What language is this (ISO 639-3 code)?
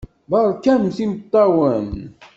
kab